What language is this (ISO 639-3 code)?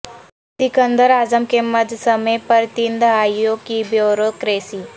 urd